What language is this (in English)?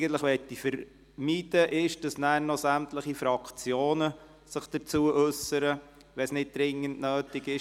Swiss German